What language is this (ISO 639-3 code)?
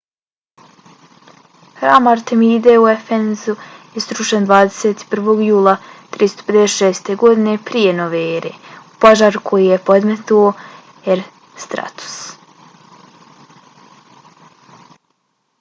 bos